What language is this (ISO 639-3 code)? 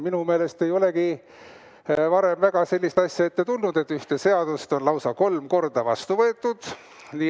est